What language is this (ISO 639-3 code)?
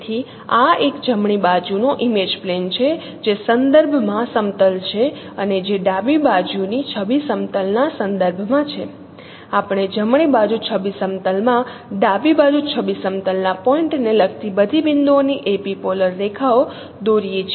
guj